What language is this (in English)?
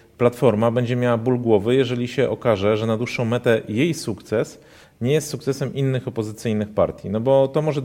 Polish